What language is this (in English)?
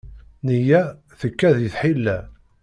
Kabyle